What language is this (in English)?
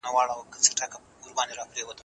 Pashto